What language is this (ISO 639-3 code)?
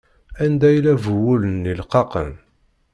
kab